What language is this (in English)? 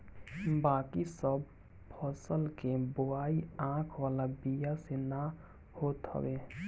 Bhojpuri